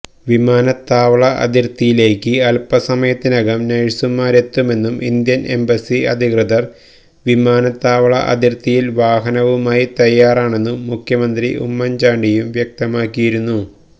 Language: Malayalam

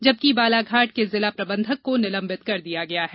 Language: Hindi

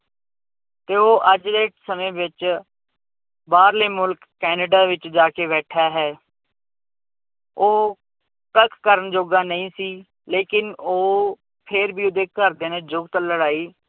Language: Punjabi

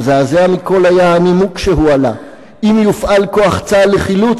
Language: Hebrew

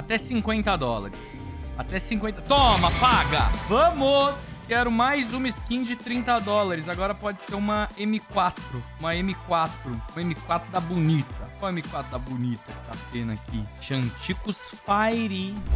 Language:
Portuguese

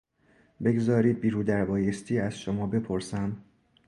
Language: Persian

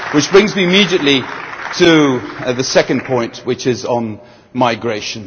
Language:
English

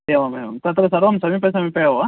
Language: Sanskrit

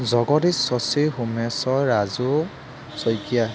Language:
Assamese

